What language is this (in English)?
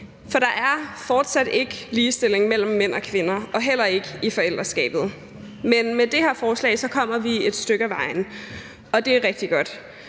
Danish